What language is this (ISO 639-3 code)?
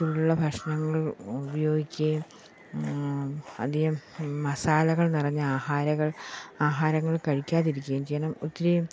mal